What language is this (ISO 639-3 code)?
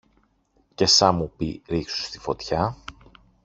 ell